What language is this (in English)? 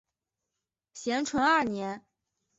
Chinese